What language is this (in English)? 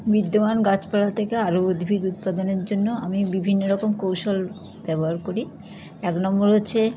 Bangla